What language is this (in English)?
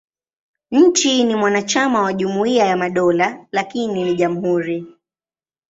Swahili